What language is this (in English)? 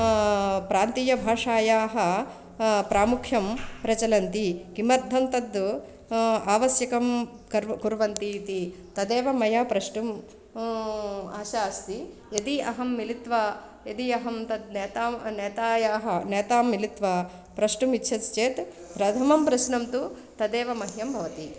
Sanskrit